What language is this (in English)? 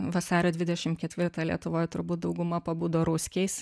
Lithuanian